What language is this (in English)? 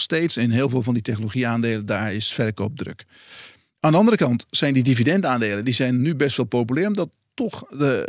Dutch